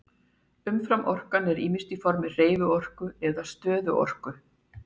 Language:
Icelandic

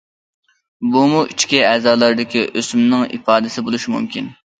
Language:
Uyghur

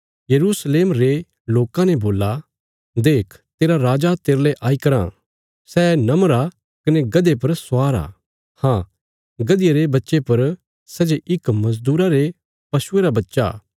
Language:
Bilaspuri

